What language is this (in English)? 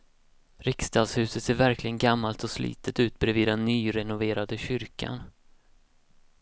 Swedish